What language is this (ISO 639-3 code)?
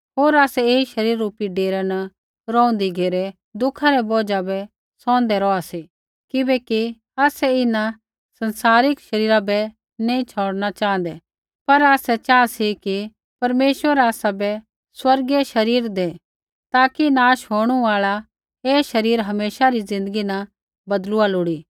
kfx